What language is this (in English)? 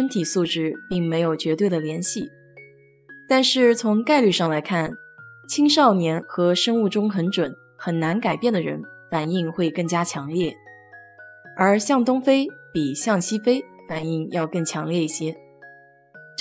Chinese